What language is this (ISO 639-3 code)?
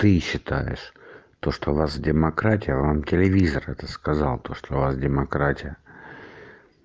rus